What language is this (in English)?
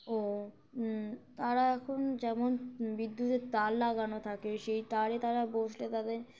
Bangla